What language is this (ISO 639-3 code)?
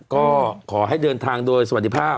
tha